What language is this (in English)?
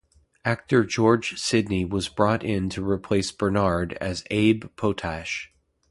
English